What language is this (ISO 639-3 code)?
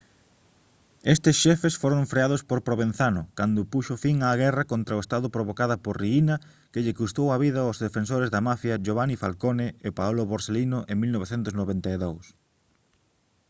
glg